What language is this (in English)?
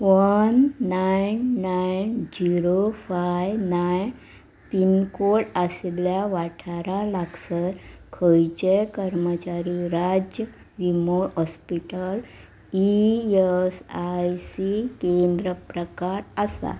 Konkani